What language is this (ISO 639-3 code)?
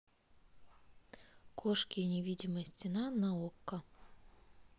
rus